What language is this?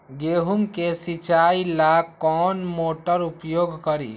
Magahi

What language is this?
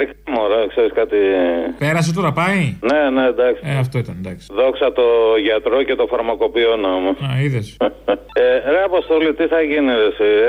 Greek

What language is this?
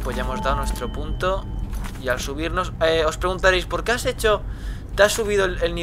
Spanish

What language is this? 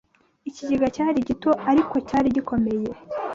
Kinyarwanda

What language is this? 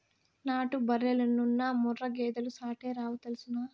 Telugu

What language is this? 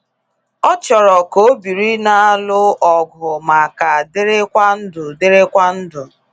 Igbo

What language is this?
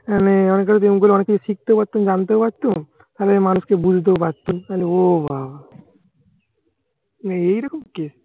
Bangla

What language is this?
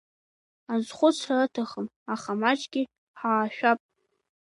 Abkhazian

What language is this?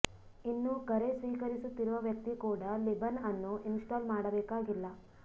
Kannada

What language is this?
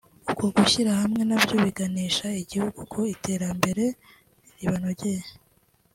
Kinyarwanda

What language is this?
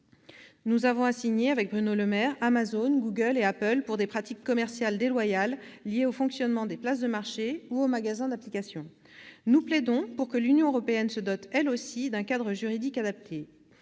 French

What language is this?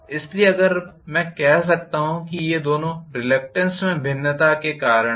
Hindi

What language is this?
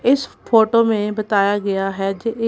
Hindi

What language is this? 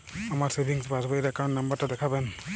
Bangla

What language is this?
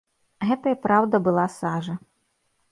Belarusian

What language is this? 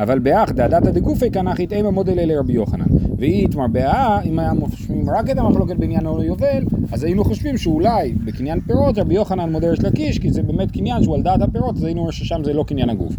Hebrew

